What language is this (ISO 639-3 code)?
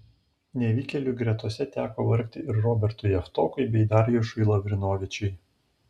lit